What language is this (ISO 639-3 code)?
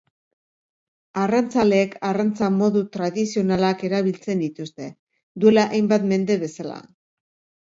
eus